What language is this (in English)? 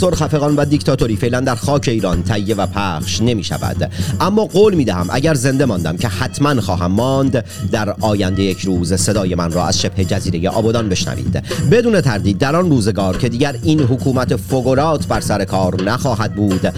Persian